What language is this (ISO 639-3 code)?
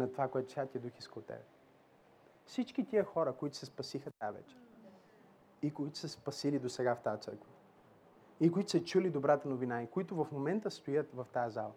bul